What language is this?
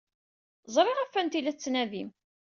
Kabyle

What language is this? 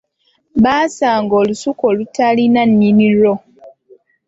Ganda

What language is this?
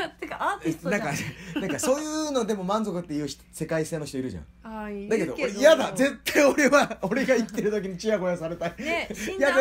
Japanese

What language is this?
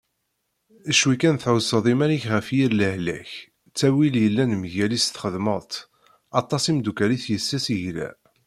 Kabyle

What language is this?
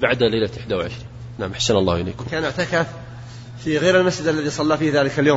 Arabic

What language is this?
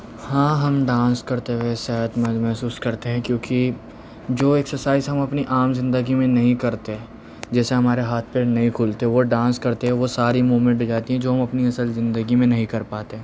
Urdu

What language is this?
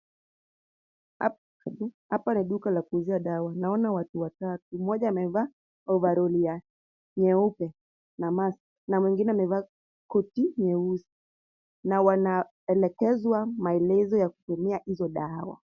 Swahili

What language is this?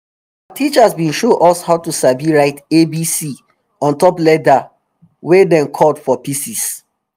Nigerian Pidgin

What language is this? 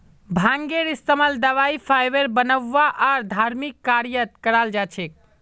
Magahi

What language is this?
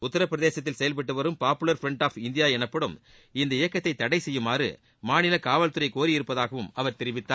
Tamil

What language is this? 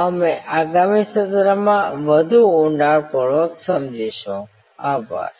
Gujarati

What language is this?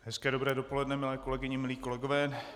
Czech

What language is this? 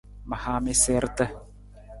Nawdm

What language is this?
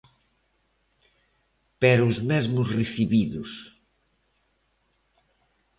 Galician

